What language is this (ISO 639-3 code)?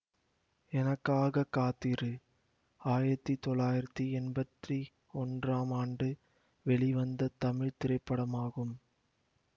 tam